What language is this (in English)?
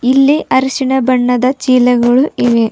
Kannada